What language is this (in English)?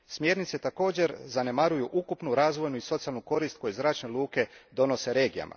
Croatian